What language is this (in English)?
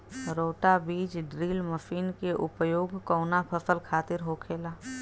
Bhojpuri